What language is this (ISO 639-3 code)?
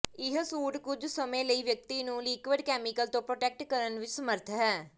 pan